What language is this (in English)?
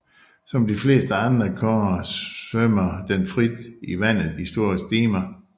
Danish